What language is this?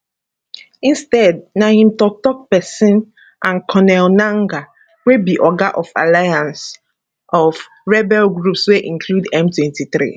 Nigerian Pidgin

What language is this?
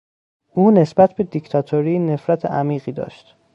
Persian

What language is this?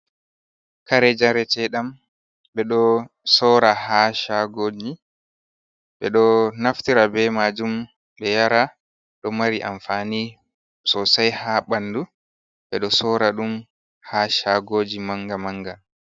Fula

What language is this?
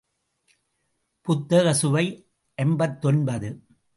Tamil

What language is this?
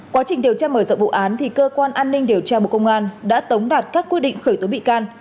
Vietnamese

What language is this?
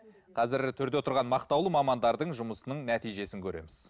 Kazakh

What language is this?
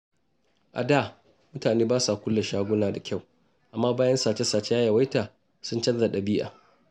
Hausa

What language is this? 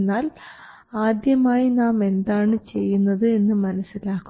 Malayalam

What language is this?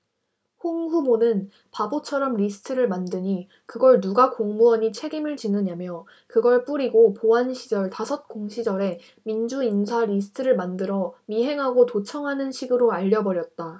Korean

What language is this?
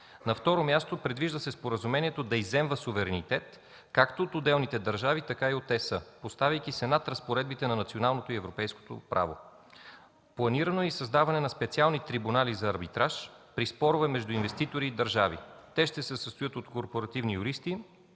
Bulgarian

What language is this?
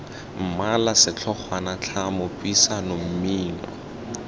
Tswana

